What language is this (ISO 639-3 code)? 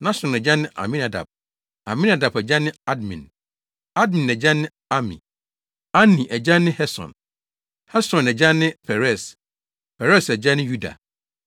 aka